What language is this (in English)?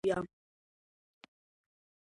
Georgian